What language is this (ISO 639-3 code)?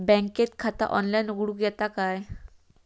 mar